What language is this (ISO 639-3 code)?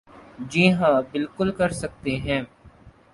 urd